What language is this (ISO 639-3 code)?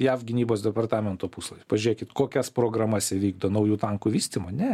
lit